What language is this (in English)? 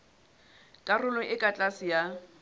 Southern Sotho